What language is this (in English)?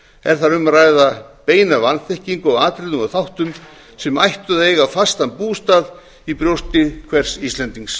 Icelandic